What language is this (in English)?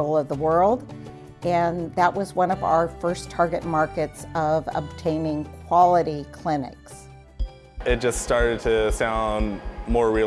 English